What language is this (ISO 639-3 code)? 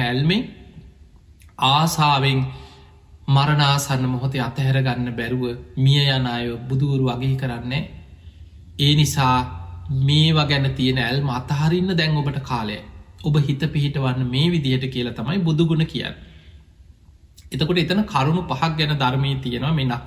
tur